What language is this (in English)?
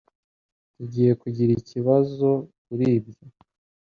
Kinyarwanda